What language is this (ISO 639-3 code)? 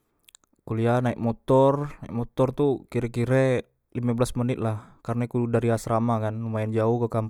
mui